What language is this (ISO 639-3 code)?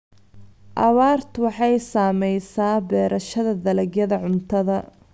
som